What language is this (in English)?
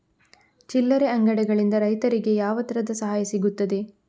Kannada